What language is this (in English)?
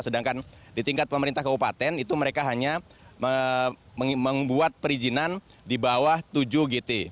Indonesian